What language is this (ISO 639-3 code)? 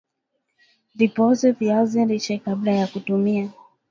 swa